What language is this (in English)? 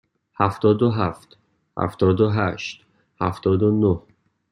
Persian